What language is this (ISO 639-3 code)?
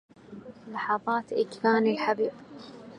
ara